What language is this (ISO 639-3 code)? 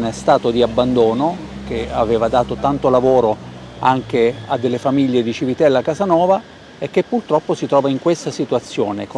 ita